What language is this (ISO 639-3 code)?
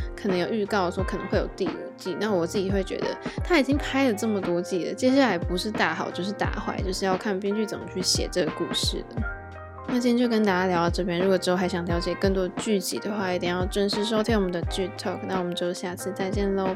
zho